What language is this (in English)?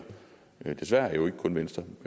Danish